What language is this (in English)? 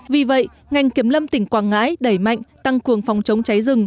Vietnamese